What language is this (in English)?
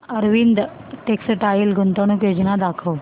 Marathi